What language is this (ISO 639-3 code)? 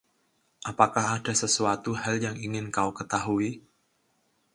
ind